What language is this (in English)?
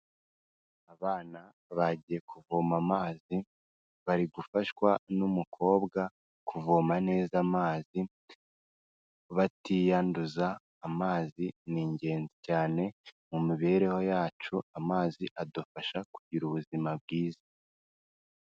Kinyarwanda